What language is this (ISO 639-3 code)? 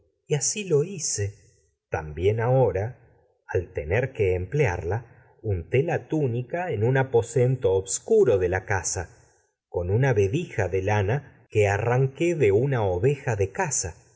spa